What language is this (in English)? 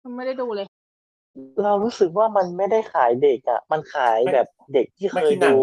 Thai